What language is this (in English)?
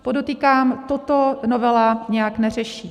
Czech